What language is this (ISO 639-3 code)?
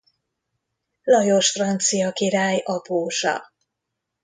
hun